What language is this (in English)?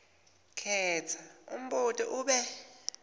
Swati